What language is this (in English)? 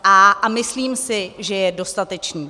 Czech